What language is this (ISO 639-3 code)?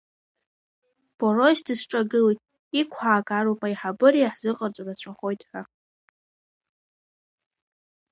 abk